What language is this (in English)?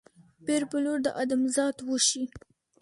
Pashto